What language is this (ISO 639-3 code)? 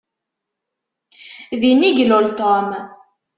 kab